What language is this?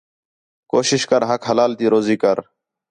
Khetrani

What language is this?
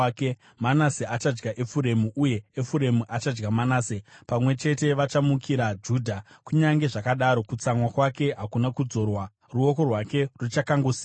Shona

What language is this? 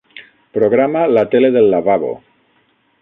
Catalan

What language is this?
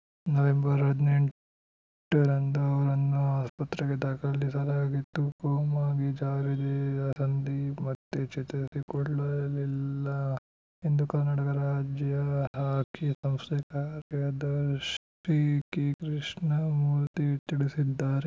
Kannada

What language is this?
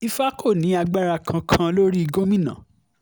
Yoruba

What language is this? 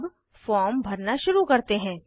Hindi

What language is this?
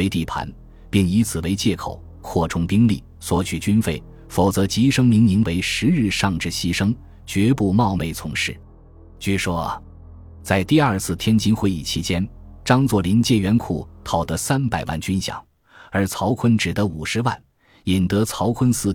Chinese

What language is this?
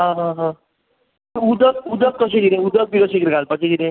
Konkani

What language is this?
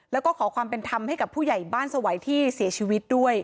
Thai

